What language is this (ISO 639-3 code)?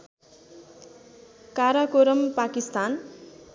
nep